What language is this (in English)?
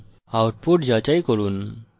Bangla